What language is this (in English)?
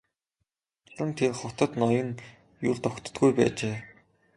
Mongolian